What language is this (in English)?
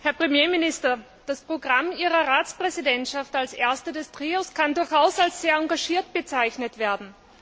German